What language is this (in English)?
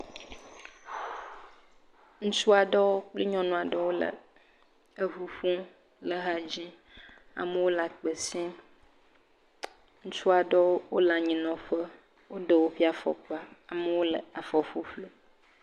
Ewe